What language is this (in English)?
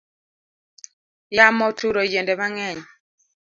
Luo (Kenya and Tanzania)